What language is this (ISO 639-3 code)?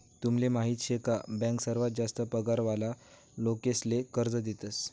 mar